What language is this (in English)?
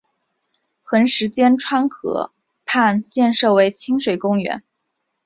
Chinese